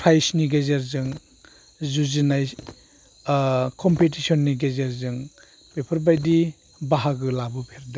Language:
Bodo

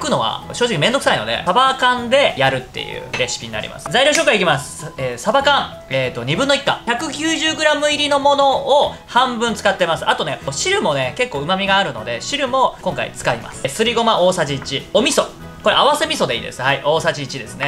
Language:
Japanese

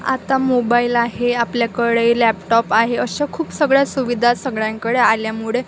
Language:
Marathi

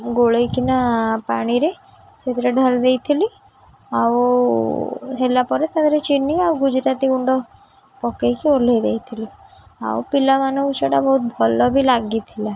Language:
Odia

